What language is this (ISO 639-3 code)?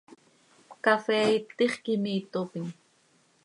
sei